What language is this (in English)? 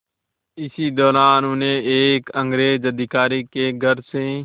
Hindi